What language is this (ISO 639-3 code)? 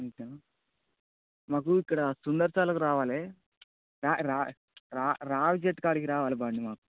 tel